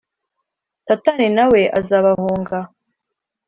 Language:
Kinyarwanda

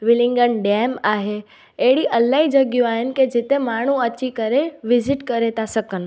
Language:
Sindhi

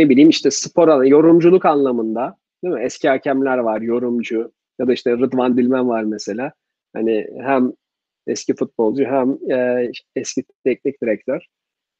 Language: Turkish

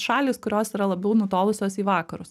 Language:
Lithuanian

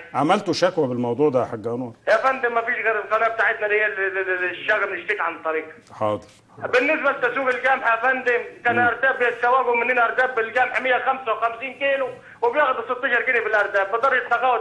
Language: Arabic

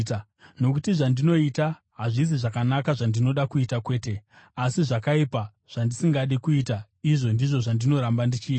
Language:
Shona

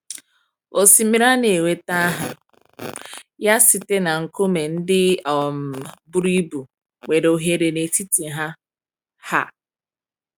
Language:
Igbo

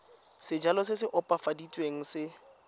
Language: Tswana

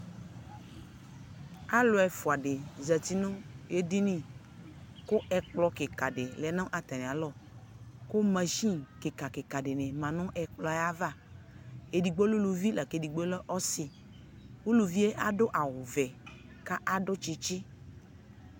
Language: Ikposo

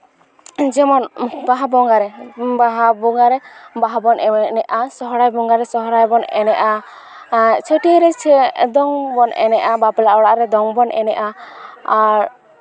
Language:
Santali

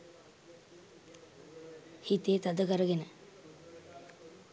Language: Sinhala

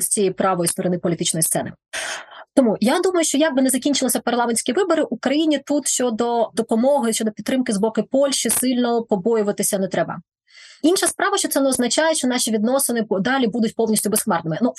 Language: Ukrainian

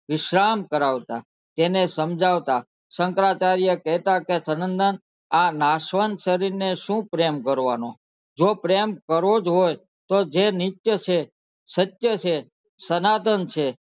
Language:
Gujarati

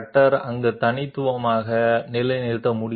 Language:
Telugu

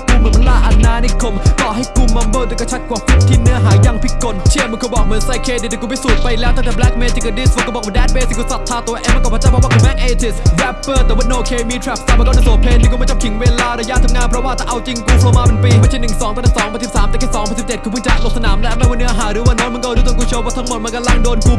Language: Thai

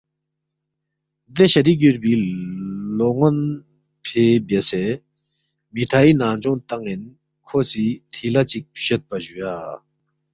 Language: Balti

